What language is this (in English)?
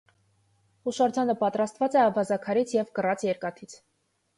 Armenian